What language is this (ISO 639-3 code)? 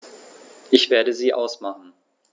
deu